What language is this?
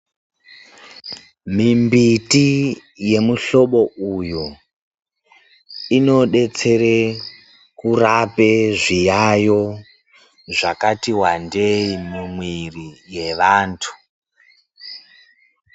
Ndau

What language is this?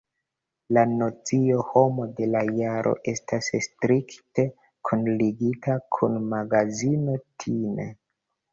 Esperanto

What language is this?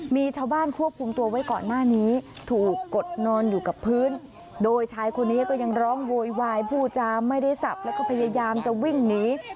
Thai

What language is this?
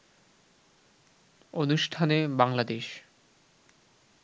Bangla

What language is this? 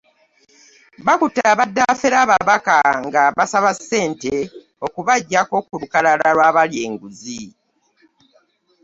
Ganda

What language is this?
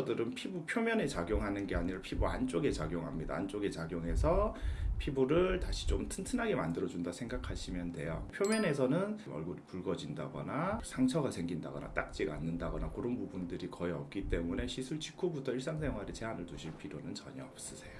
Korean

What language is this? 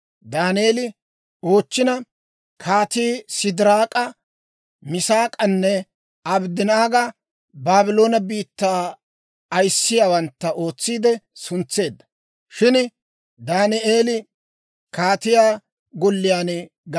Dawro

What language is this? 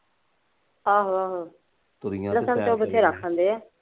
Punjabi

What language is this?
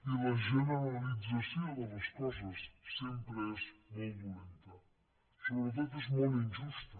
Catalan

